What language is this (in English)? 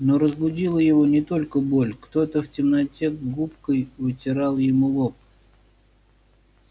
Russian